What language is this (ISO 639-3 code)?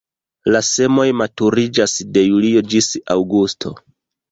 epo